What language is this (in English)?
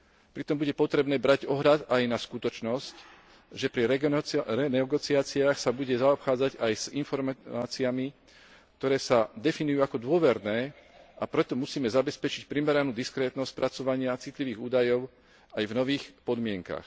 Slovak